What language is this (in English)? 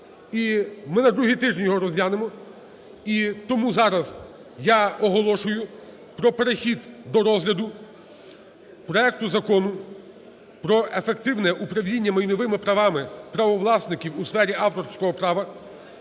Ukrainian